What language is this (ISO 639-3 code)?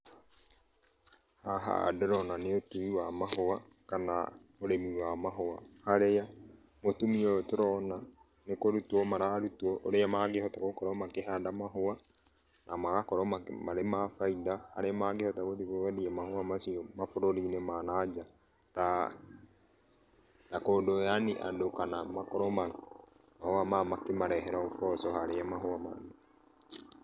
kik